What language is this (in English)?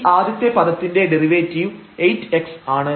Malayalam